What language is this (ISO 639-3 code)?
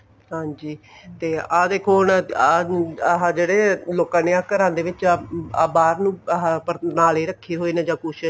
pan